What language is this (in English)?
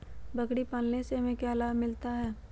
Magahi